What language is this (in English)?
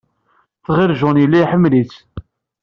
Kabyle